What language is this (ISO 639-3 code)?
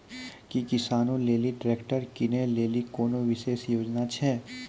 mai